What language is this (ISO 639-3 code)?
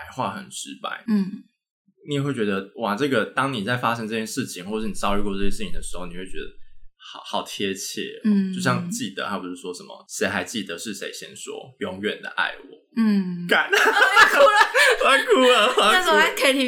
zho